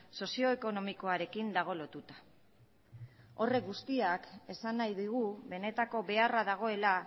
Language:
Basque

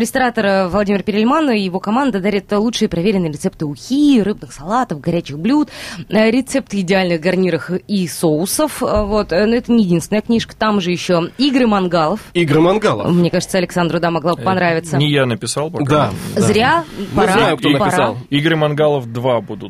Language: Russian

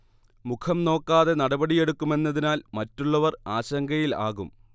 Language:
Malayalam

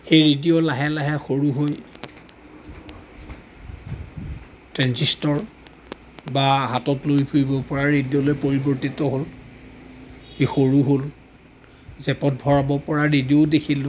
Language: Assamese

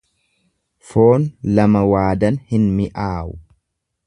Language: Oromo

